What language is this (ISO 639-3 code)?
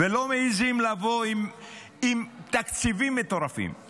heb